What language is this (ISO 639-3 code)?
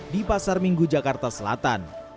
ind